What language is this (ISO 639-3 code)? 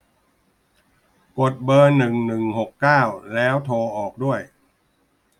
tha